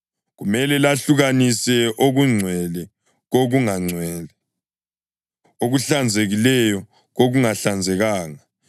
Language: North Ndebele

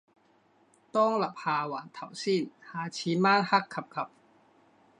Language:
Cantonese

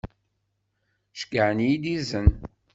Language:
Kabyle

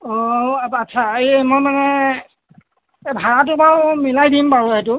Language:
Assamese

